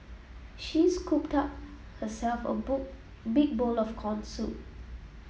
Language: English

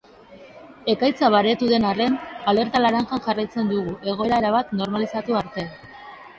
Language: Basque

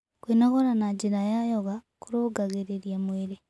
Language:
Kikuyu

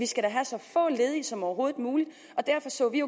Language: Danish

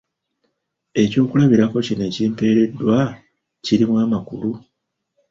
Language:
Ganda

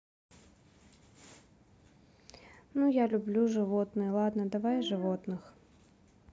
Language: Russian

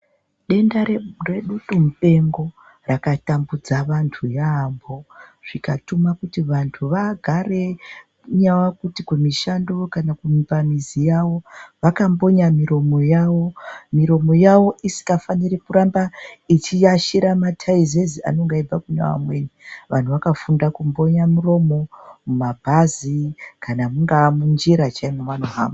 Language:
Ndau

